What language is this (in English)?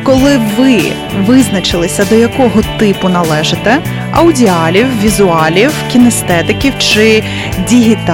Ukrainian